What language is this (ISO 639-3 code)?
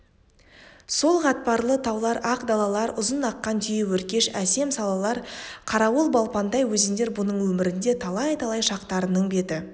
kaz